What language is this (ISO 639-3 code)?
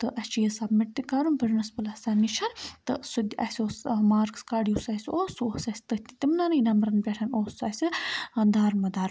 kas